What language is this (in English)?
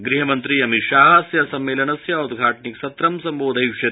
Sanskrit